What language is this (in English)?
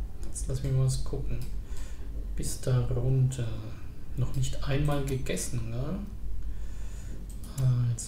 German